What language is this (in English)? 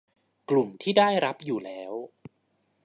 Thai